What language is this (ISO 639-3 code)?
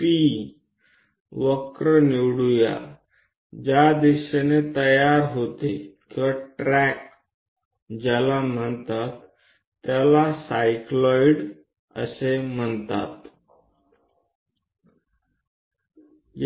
guj